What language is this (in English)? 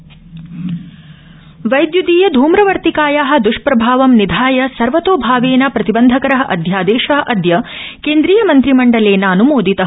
Sanskrit